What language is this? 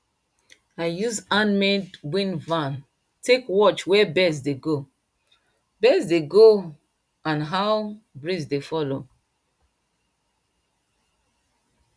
Nigerian Pidgin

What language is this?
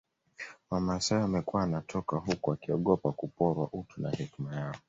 Swahili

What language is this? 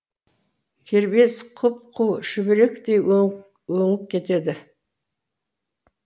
Kazakh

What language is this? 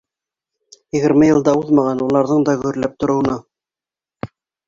Bashkir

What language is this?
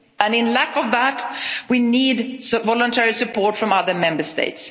English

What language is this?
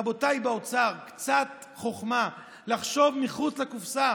Hebrew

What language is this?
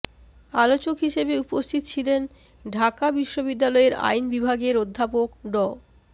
Bangla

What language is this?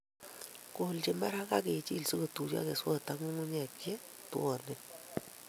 Kalenjin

